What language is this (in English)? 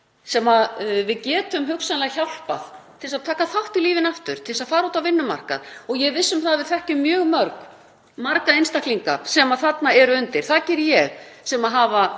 Icelandic